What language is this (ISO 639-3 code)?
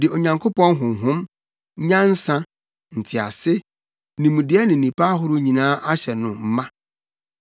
aka